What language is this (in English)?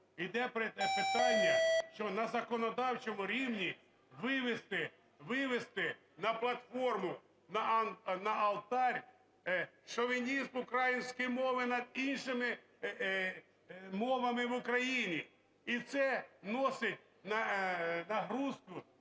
Ukrainian